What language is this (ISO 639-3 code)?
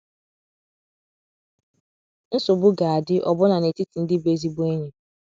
ibo